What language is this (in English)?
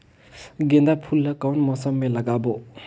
Chhattisgarhi